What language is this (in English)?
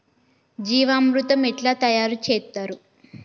Telugu